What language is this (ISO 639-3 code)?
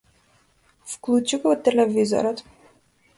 mkd